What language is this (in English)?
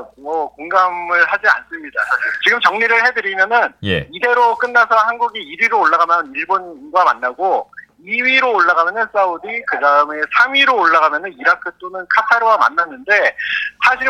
Korean